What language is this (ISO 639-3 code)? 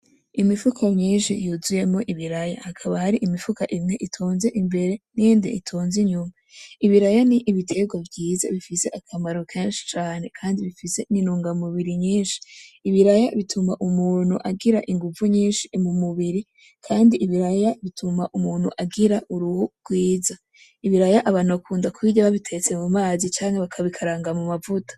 run